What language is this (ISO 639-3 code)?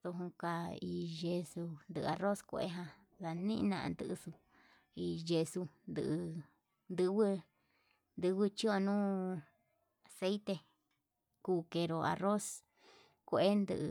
mab